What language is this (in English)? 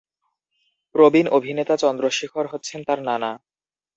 Bangla